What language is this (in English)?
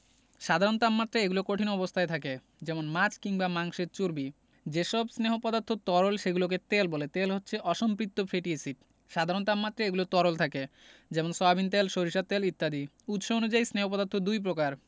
Bangla